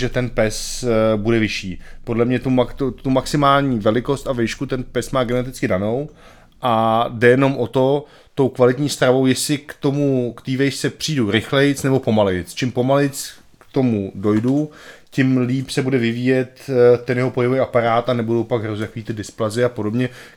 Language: Czech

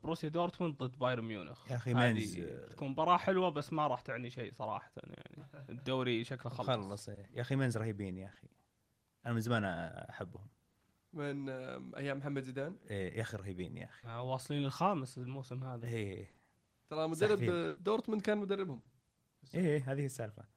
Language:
Arabic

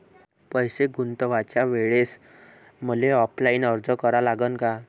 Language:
Marathi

